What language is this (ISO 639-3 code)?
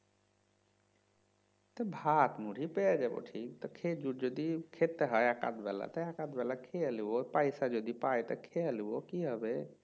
ben